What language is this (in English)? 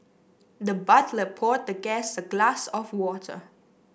English